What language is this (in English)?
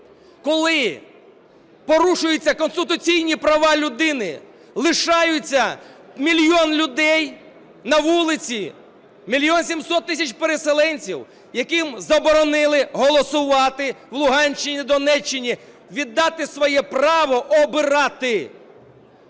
Ukrainian